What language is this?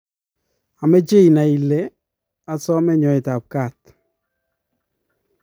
Kalenjin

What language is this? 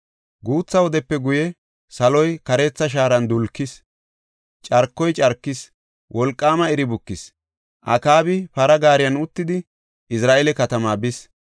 Gofa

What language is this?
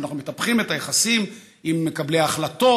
Hebrew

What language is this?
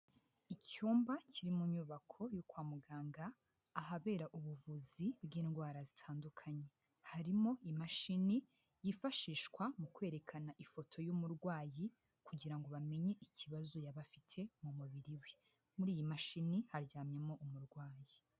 Kinyarwanda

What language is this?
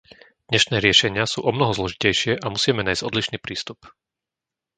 Slovak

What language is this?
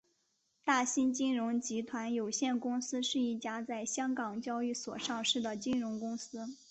Chinese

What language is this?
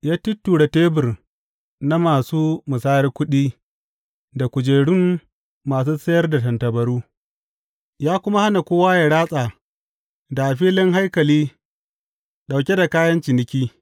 Hausa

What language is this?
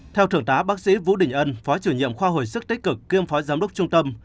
Vietnamese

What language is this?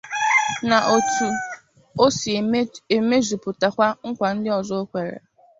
Igbo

